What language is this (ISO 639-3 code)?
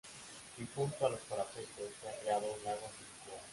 spa